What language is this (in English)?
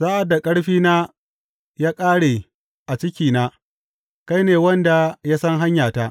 Hausa